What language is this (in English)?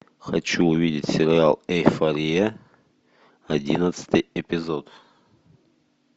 Russian